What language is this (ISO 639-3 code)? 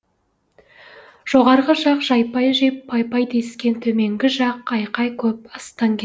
kaz